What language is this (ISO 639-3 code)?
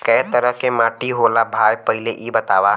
bho